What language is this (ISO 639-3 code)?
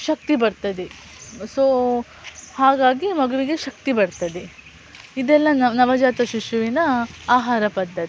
kan